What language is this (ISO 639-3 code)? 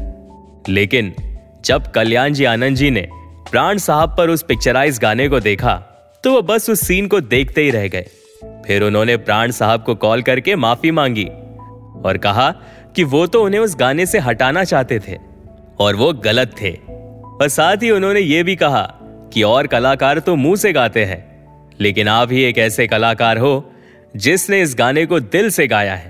hin